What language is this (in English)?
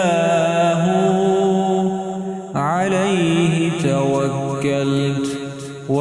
Arabic